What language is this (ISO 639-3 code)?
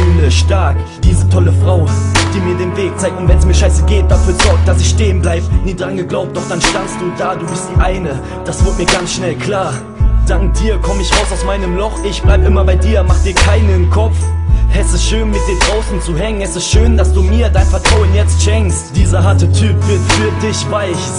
deu